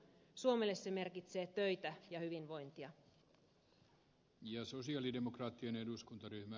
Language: Finnish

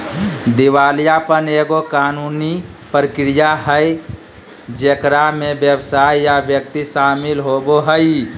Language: Magahi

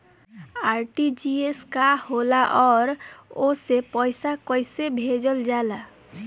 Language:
Bhojpuri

